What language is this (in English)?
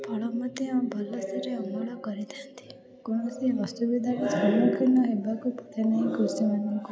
Odia